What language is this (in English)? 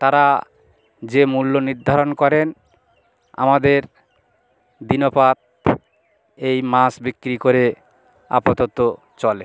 Bangla